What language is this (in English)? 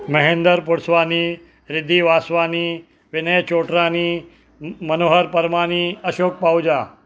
Sindhi